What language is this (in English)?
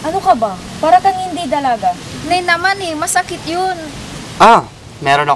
Filipino